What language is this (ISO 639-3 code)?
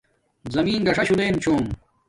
dmk